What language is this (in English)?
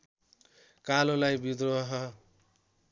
Nepali